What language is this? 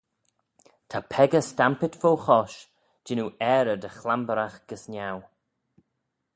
Manx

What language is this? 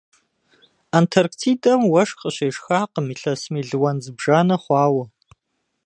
Kabardian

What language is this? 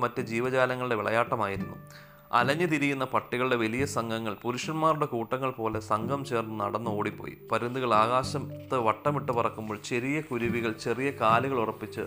Malayalam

